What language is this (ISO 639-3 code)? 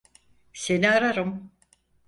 tur